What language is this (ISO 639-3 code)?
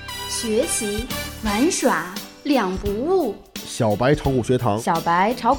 zho